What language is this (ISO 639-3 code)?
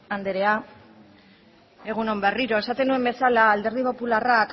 eus